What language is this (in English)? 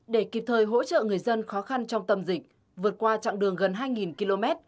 Vietnamese